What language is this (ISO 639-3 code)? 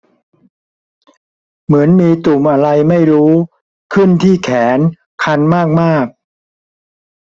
tha